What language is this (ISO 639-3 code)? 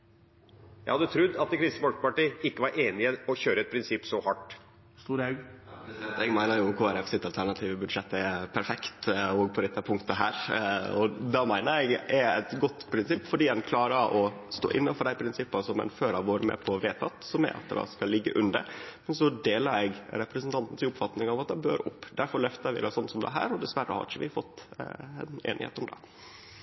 nor